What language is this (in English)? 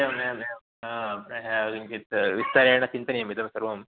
Sanskrit